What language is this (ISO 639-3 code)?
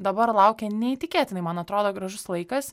lit